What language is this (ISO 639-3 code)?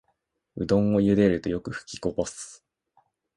jpn